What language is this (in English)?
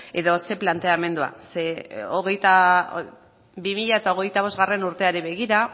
Basque